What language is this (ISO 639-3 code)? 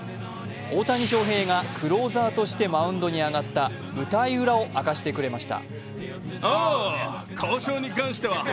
jpn